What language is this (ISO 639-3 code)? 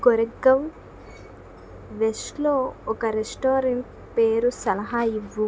tel